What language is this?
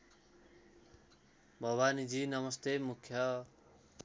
Nepali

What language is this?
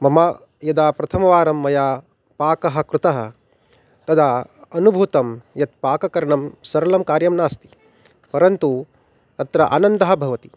Sanskrit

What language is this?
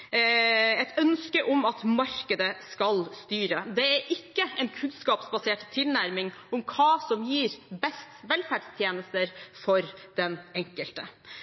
Norwegian Bokmål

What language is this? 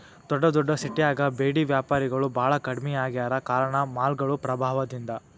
Kannada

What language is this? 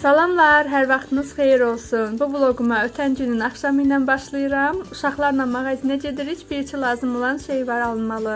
Turkish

